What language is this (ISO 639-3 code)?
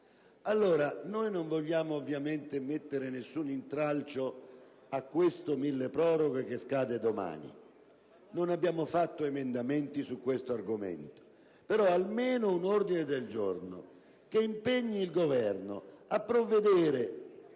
ita